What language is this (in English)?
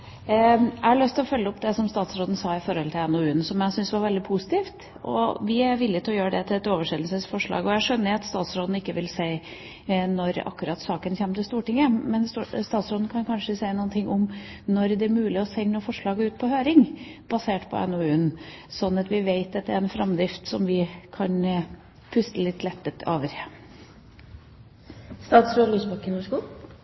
Norwegian Nynorsk